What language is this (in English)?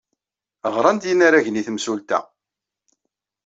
Kabyle